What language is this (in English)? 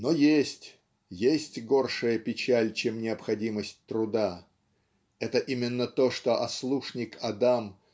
Russian